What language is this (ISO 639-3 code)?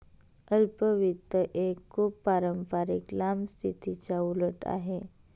mar